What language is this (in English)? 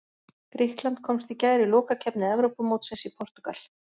Icelandic